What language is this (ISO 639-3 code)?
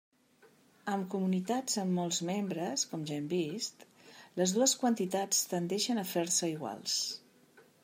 cat